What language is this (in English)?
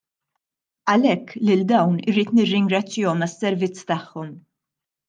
Maltese